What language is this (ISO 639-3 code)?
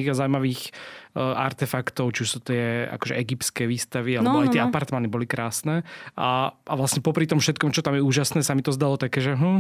slk